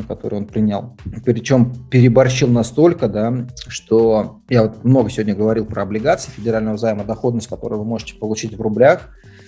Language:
Russian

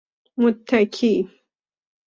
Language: Persian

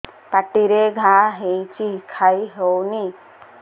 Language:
Odia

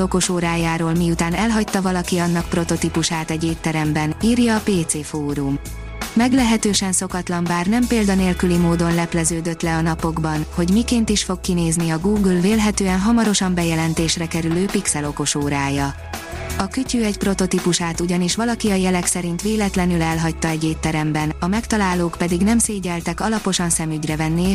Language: Hungarian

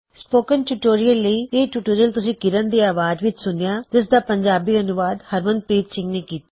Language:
Punjabi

